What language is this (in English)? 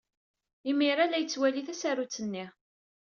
Kabyle